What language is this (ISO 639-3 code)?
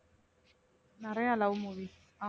tam